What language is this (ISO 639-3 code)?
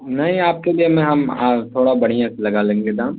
urd